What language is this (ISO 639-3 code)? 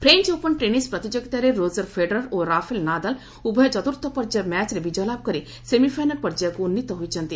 ori